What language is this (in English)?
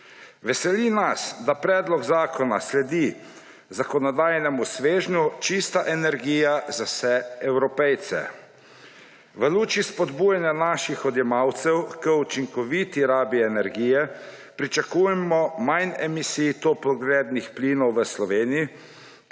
Slovenian